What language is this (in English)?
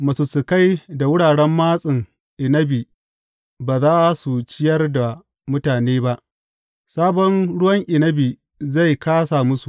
Hausa